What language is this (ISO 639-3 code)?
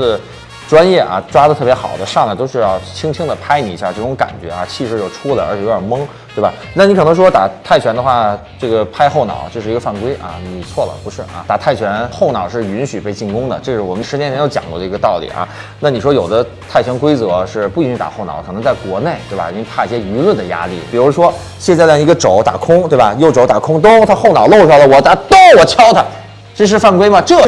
zho